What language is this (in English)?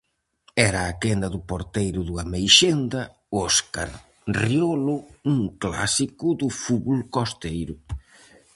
Galician